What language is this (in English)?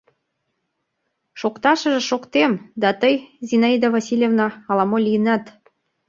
Mari